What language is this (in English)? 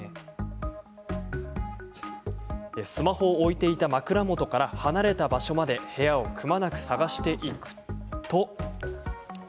Japanese